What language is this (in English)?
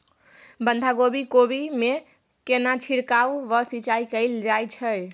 Maithili